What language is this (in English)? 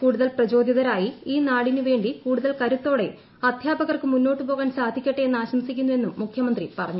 Malayalam